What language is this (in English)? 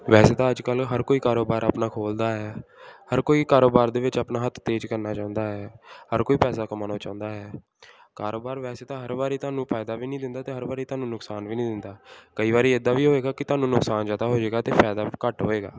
Punjabi